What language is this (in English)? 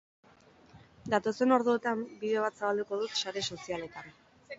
Basque